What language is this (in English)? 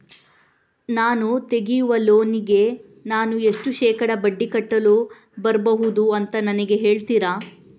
Kannada